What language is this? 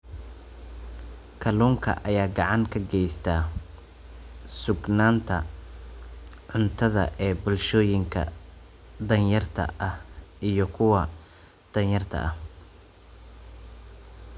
Somali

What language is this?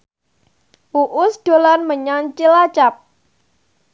Javanese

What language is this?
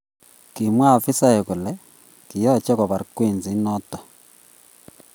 Kalenjin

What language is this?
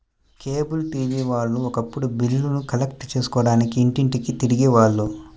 Telugu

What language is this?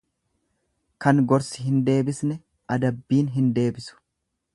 Oromo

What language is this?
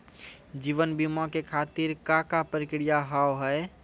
Maithili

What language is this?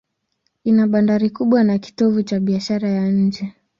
Swahili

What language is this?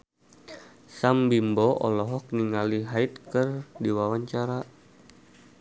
Sundanese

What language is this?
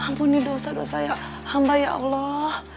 Indonesian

